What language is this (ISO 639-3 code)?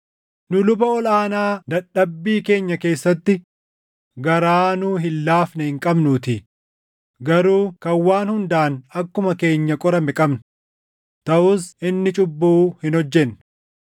orm